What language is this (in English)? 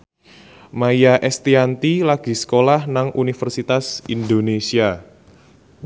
Javanese